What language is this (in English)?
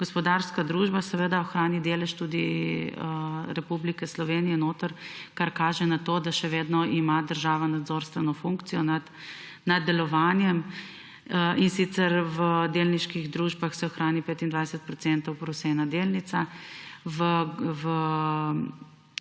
Slovenian